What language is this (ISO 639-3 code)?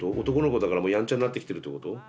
jpn